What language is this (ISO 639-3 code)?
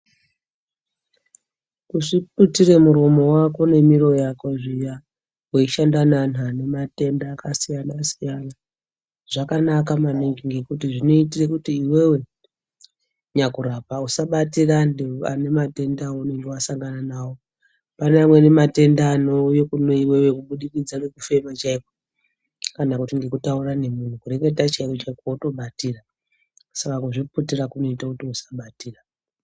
ndc